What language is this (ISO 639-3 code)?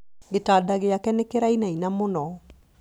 kik